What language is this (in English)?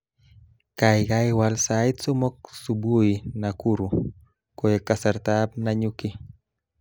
Kalenjin